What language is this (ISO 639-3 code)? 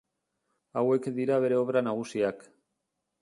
eus